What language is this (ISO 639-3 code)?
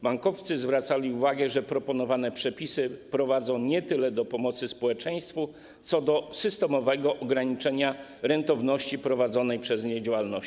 pol